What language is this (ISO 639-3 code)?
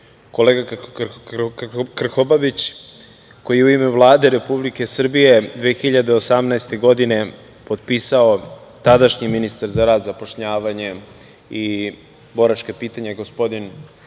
srp